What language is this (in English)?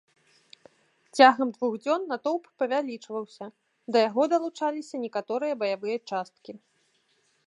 Belarusian